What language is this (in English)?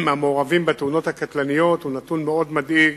Hebrew